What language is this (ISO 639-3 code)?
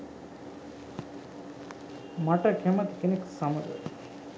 sin